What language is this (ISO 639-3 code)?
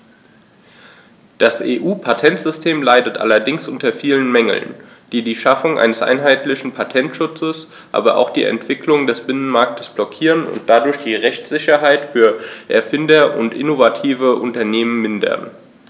deu